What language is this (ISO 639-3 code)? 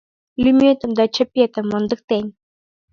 chm